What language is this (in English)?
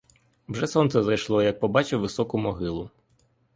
Ukrainian